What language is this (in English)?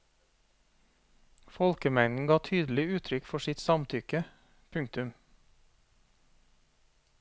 Norwegian